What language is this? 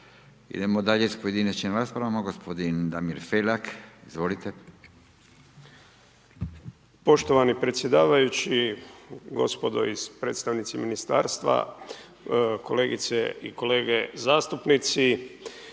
Croatian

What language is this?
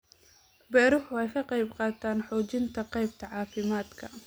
Somali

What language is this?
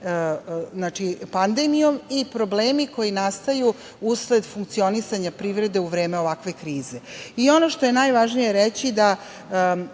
Serbian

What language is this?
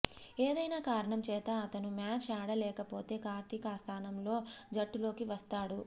Telugu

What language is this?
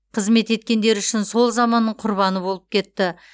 Kazakh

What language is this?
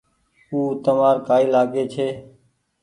Goaria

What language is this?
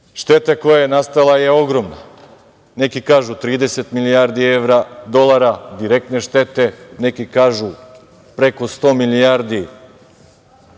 Serbian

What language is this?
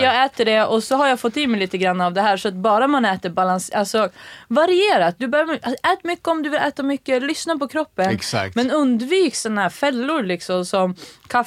Swedish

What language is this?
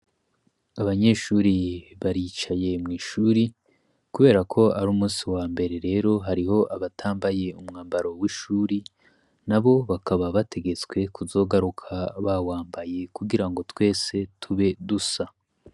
Rundi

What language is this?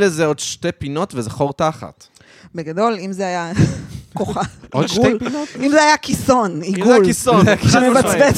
Hebrew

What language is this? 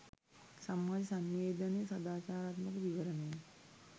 Sinhala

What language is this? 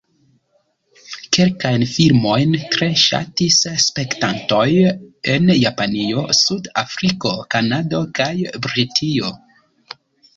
Esperanto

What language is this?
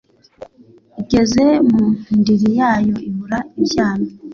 Kinyarwanda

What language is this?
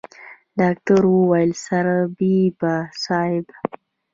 Pashto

